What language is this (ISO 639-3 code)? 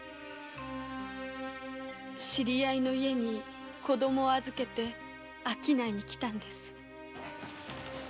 jpn